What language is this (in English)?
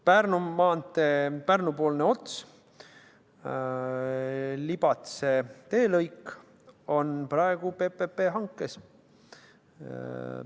Estonian